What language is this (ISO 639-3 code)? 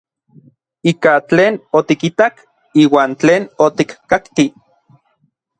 nlv